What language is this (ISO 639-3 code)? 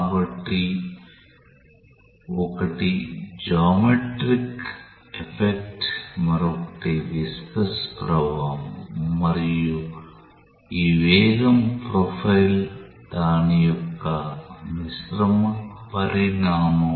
tel